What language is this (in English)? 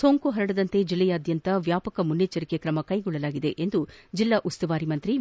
Kannada